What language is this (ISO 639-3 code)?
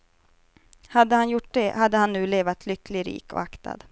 swe